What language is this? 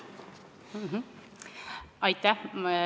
Estonian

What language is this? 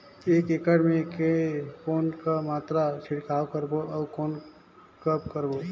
Chhattisgarhi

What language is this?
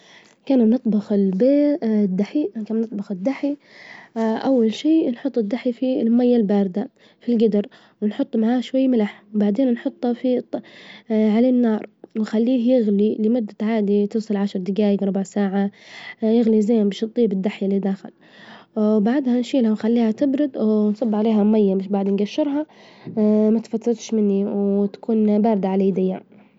Libyan Arabic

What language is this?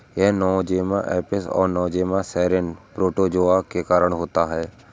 Hindi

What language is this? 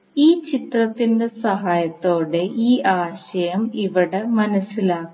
Malayalam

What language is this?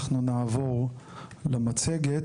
Hebrew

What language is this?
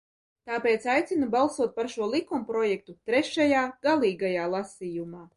Latvian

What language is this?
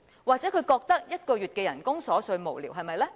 Cantonese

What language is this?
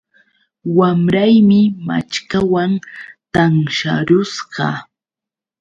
Yauyos Quechua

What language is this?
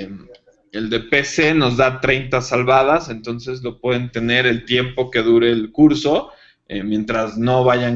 Spanish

